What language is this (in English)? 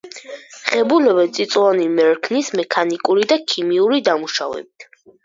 Georgian